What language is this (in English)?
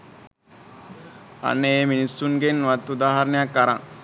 Sinhala